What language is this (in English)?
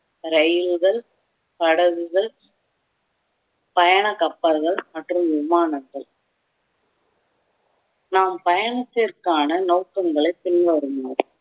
Tamil